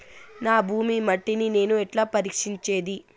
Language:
Telugu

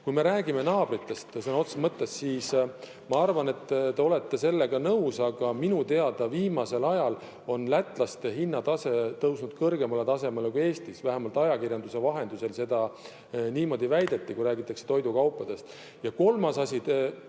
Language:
Estonian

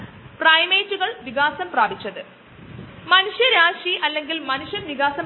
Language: Malayalam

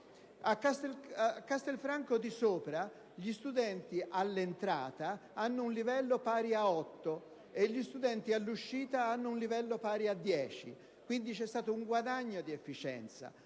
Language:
Italian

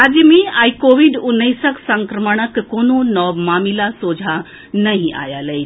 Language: Maithili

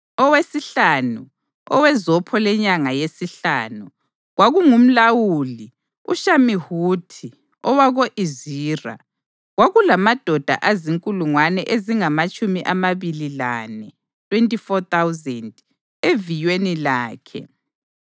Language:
North Ndebele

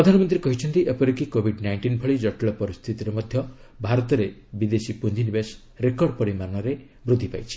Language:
Odia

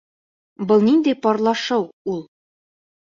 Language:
Bashkir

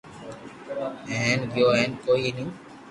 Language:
Loarki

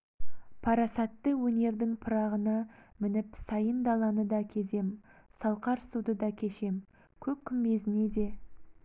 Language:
Kazakh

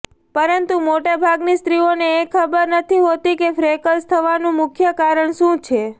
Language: Gujarati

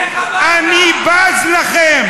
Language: Hebrew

